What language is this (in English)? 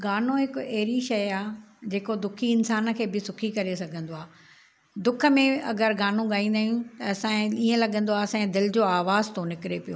Sindhi